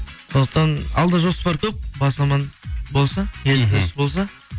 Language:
Kazakh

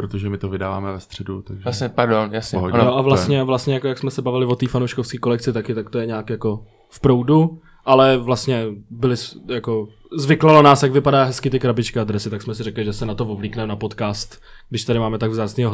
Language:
Czech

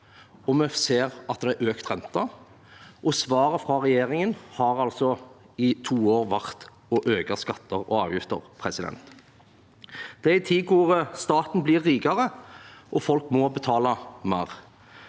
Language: Norwegian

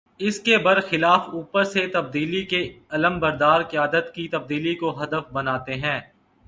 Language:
Urdu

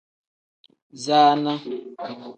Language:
Tem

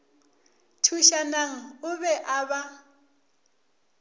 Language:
Northern Sotho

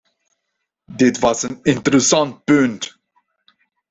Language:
Dutch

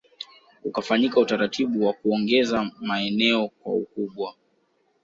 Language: Swahili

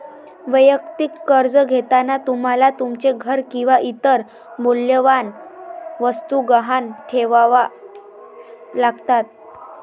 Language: Marathi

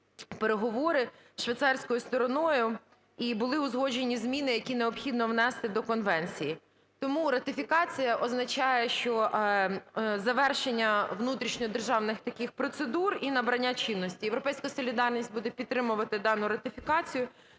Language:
Ukrainian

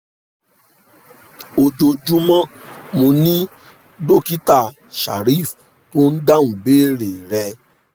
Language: Yoruba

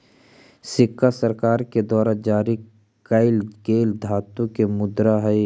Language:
Magahi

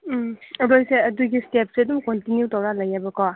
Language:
Manipuri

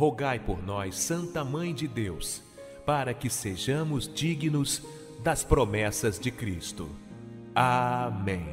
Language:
Portuguese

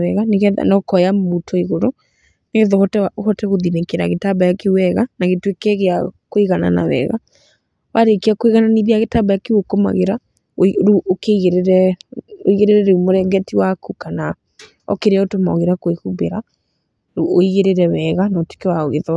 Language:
Kikuyu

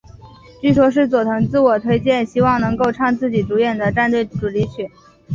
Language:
Chinese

